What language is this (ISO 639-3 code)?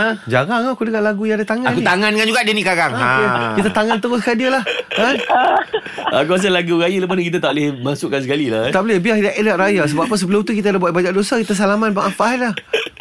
msa